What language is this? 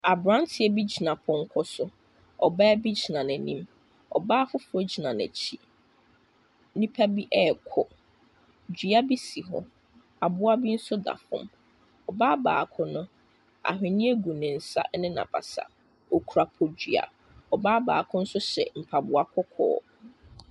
Akan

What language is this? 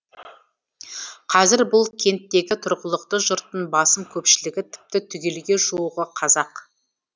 Kazakh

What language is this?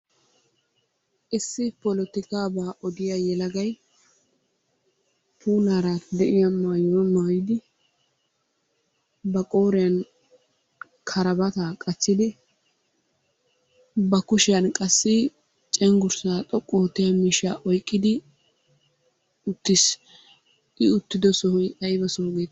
Wolaytta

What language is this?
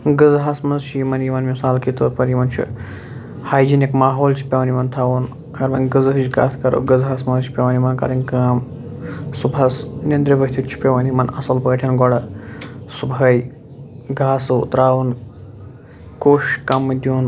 Kashmiri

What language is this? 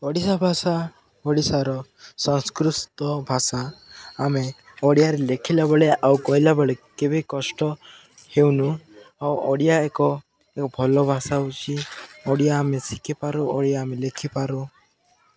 Odia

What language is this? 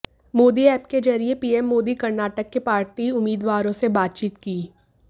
Hindi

